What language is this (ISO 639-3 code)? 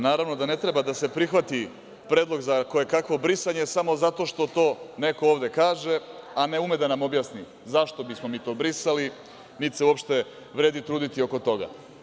srp